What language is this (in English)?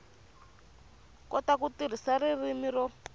Tsonga